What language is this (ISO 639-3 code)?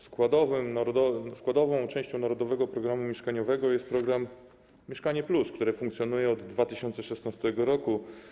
pol